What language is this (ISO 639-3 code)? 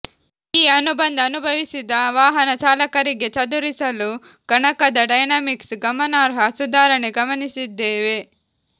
kan